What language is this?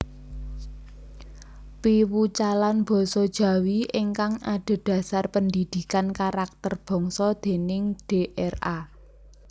Javanese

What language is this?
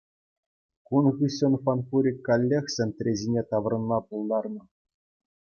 Chuvash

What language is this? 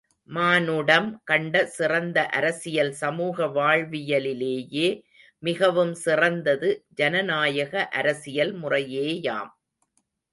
Tamil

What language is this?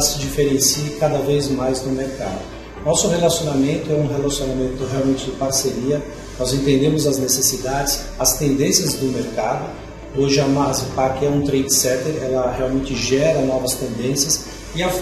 Portuguese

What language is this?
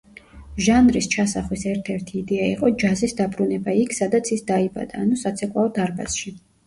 Georgian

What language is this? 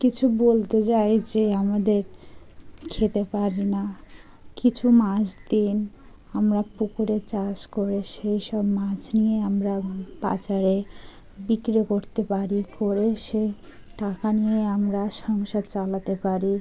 Bangla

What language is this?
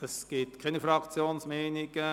Swiss German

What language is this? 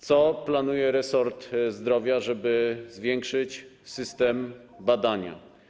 Polish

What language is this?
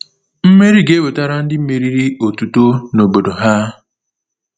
Igbo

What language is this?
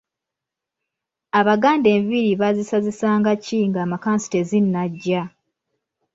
Ganda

